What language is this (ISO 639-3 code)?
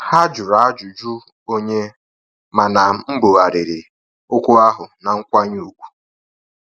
ibo